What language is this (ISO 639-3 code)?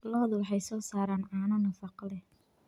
som